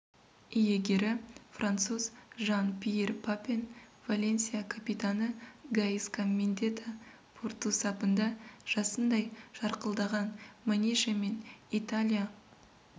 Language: Kazakh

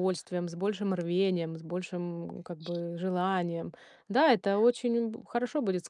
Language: Russian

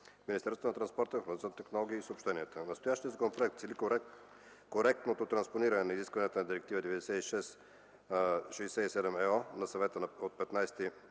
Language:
Bulgarian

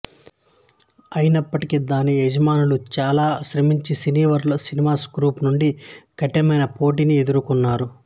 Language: Telugu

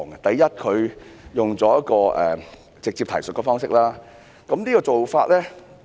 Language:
Cantonese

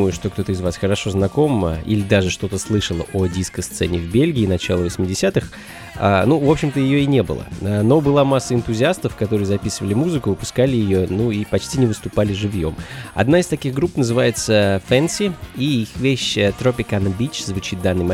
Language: Russian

